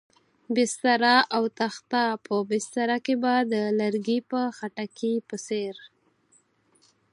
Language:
Pashto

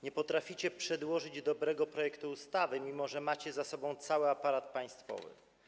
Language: Polish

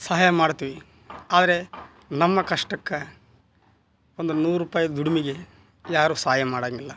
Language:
Kannada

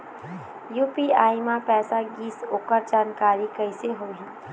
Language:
Chhattisgarhi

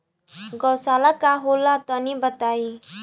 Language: Bhojpuri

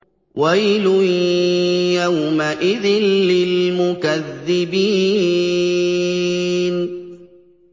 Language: Arabic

